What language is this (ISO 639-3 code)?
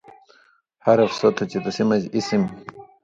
mvy